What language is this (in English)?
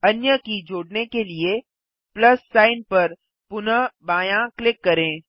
Hindi